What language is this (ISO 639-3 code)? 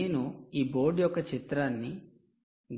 tel